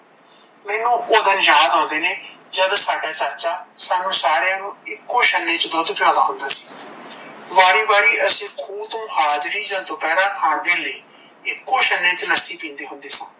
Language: Punjabi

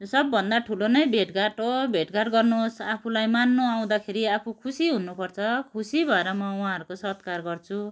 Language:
Nepali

